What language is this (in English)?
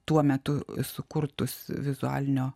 Lithuanian